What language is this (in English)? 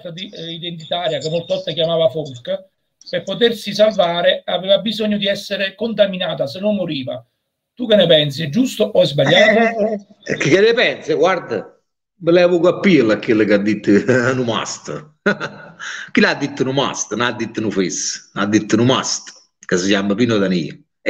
Italian